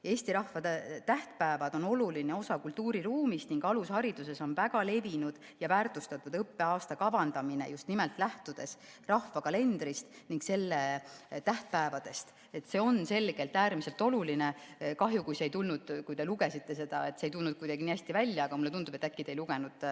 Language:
Estonian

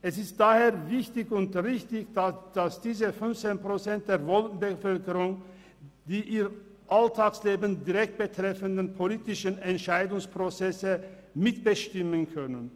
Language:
Swiss German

